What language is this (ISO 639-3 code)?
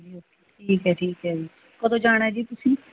pan